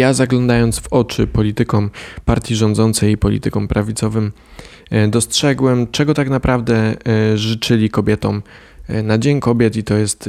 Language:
Polish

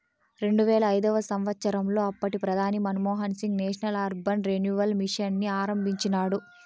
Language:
Telugu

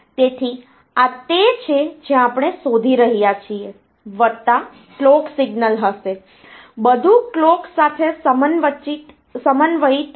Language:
Gujarati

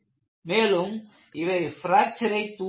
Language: Tamil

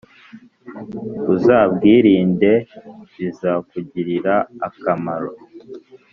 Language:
Kinyarwanda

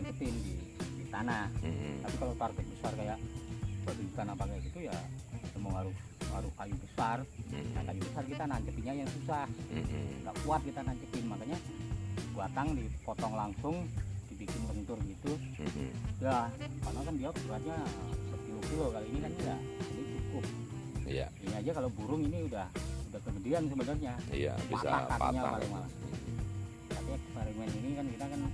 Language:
Indonesian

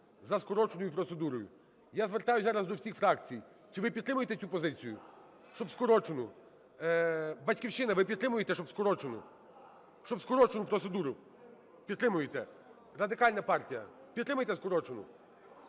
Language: Ukrainian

